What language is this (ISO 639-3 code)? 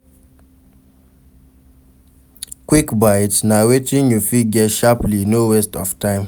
pcm